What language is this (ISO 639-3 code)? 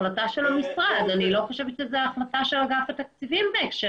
heb